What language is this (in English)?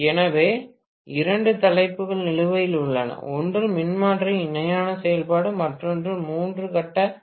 Tamil